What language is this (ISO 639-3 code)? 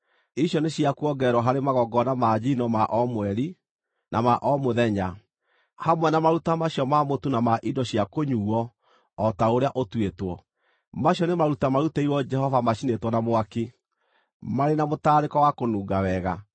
kik